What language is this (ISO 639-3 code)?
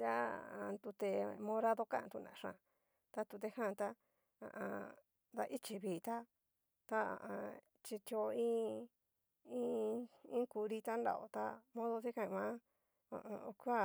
miu